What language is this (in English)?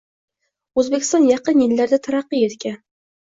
Uzbek